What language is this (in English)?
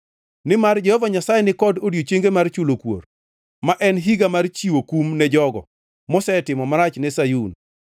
Luo (Kenya and Tanzania)